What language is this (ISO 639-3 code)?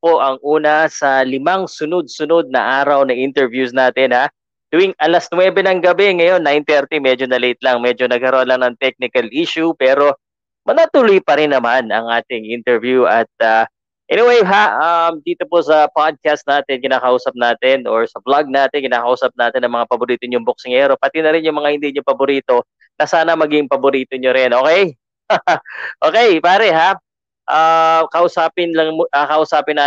fil